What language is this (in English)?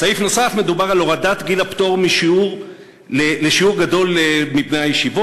Hebrew